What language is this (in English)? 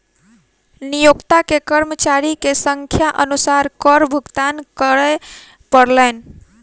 Maithili